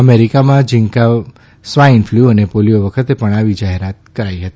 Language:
Gujarati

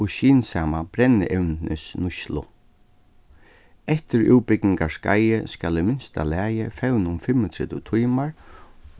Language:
Faroese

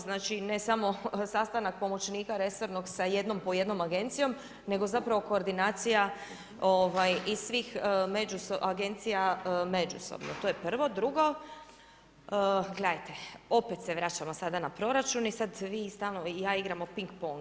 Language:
Croatian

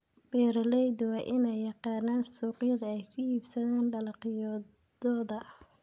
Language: Somali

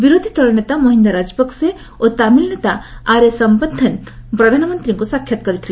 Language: Odia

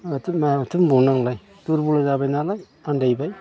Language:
Bodo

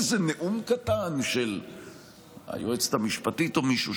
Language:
Hebrew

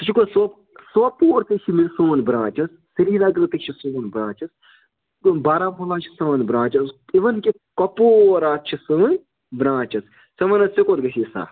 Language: Kashmiri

